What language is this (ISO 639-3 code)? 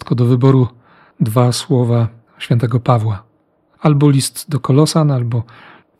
pol